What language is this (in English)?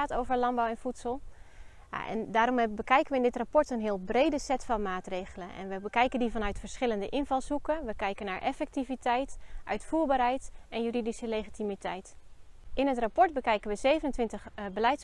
Dutch